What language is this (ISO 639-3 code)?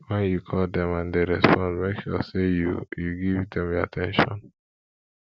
pcm